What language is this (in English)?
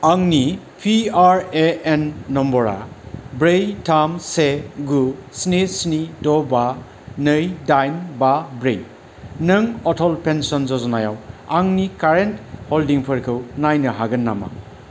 Bodo